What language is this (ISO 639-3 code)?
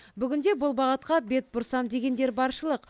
kaz